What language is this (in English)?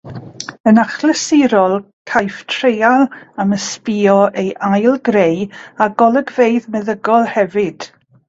Welsh